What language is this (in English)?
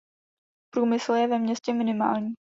Czech